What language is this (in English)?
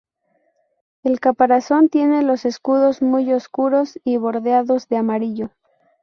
Spanish